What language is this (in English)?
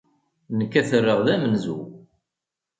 Kabyle